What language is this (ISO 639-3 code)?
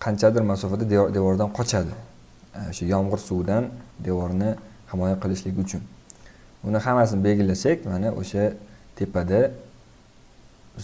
tur